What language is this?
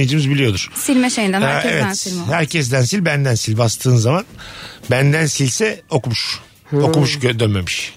Turkish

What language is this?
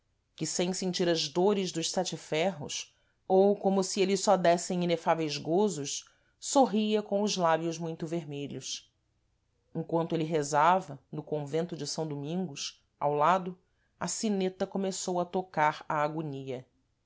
Portuguese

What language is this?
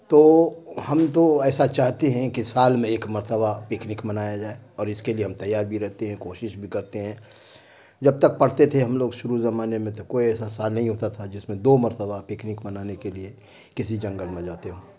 Urdu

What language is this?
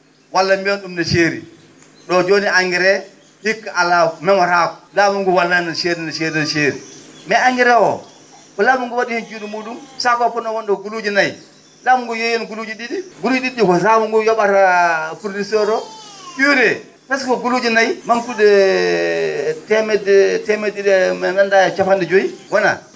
Fula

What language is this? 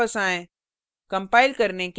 Hindi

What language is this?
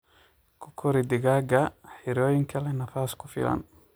Somali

